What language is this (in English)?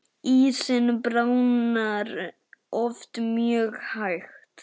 Icelandic